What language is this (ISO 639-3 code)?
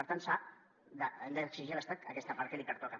cat